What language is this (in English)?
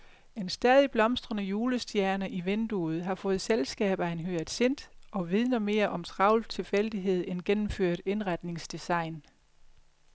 Danish